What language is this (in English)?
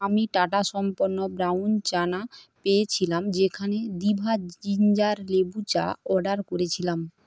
Bangla